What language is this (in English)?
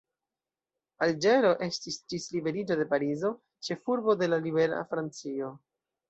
Esperanto